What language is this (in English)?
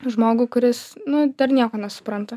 Lithuanian